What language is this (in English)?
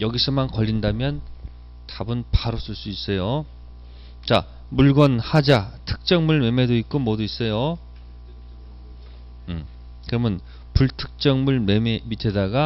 Korean